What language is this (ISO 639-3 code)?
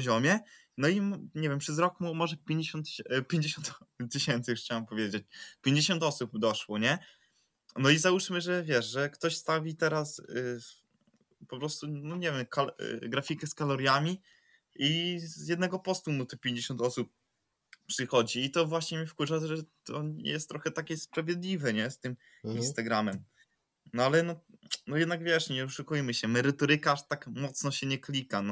pol